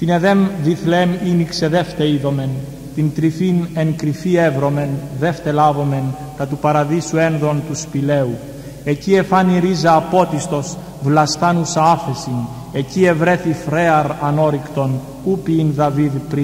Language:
Greek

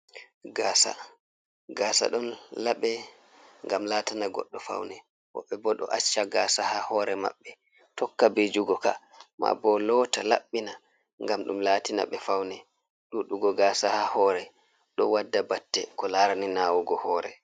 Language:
Fula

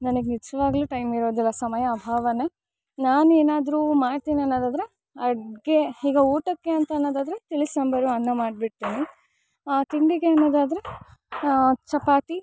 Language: Kannada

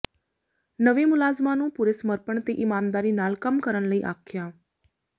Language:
Punjabi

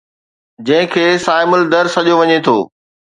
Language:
Sindhi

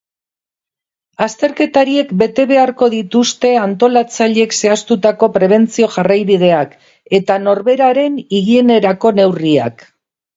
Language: Basque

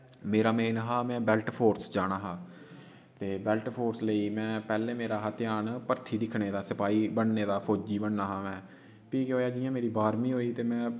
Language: Dogri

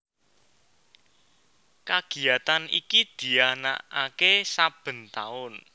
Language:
Javanese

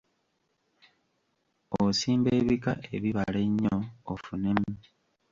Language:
Ganda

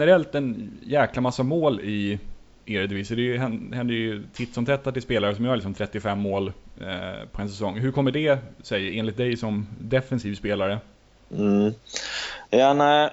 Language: Swedish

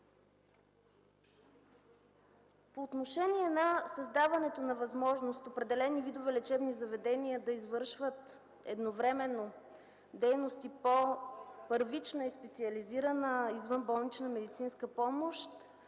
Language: Bulgarian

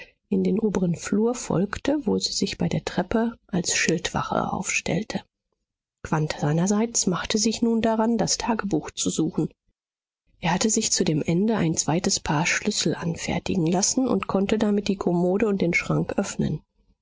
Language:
German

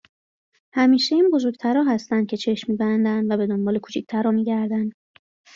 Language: Persian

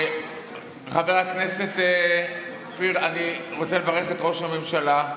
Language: Hebrew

